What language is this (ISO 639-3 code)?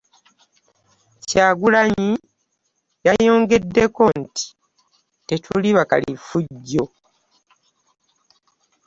lug